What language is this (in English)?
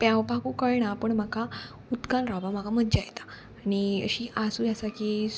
Konkani